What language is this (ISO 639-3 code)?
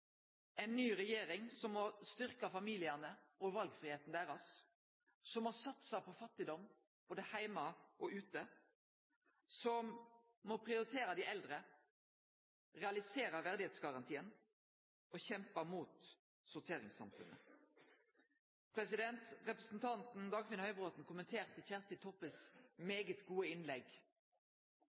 nno